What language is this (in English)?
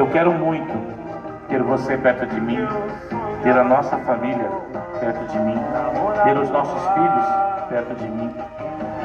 Portuguese